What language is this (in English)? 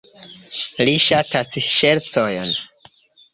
Esperanto